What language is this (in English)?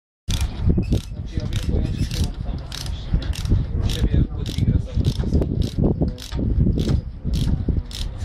Polish